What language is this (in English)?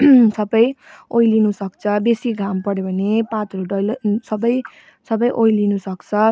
Nepali